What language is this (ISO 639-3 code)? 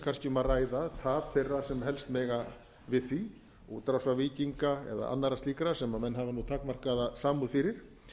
isl